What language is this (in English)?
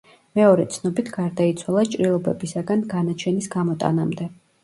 Georgian